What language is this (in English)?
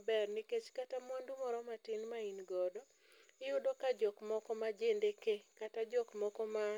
Luo (Kenya and Tanzania)